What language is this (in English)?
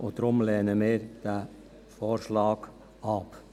Swiss German